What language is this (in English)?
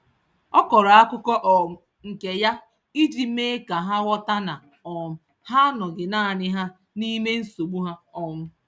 Igbo